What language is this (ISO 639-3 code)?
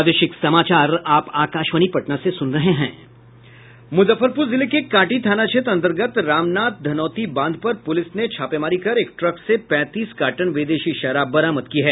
hin